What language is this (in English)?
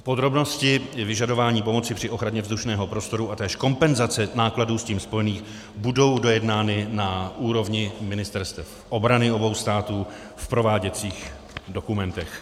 Czech